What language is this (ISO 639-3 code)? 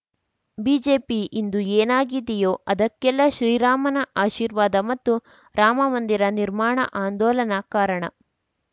kan